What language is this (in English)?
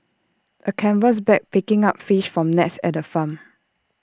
English